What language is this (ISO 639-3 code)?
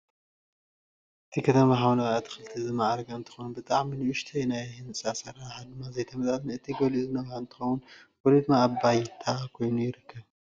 tir